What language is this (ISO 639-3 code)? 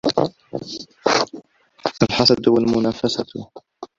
ara